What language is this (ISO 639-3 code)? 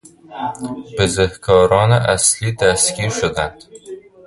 fas